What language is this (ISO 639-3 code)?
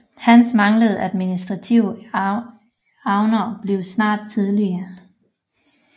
dan